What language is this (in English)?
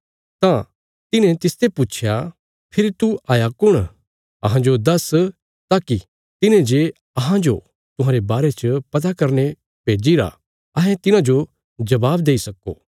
Bilaspuri